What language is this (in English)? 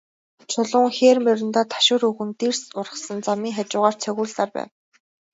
Mongolian